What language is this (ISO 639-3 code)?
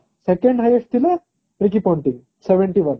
ori